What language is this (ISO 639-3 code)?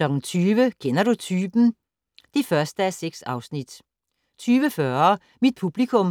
dan